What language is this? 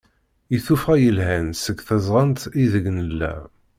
Kabyle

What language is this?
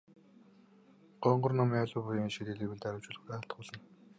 Mongolian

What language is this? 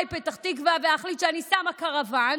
Hebrew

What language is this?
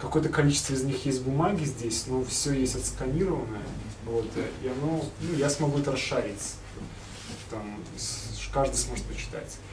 Russian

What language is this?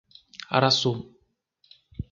Portuguese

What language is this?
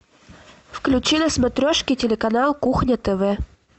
Russian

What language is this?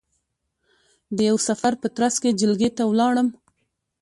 Pashto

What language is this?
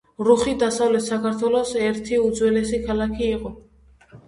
Georgian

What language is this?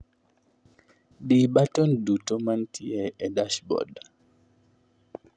Luo (Kenya and Tanzania)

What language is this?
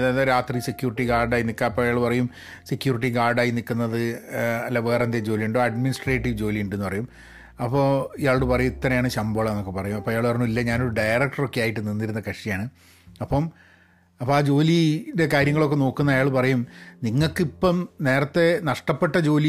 Malayalam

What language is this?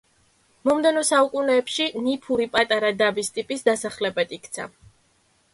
Georgian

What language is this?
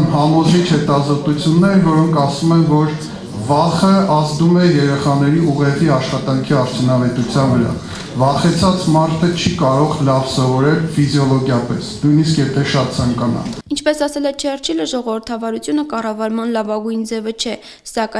Romanian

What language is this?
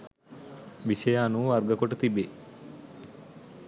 Sinhala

